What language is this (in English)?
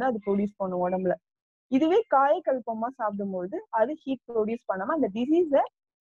Tamil